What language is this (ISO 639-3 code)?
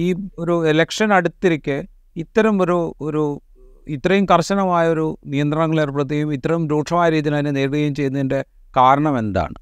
mal